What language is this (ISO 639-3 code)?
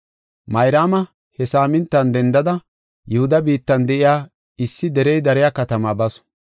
gof